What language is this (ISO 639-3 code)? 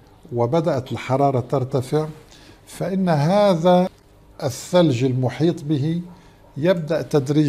ara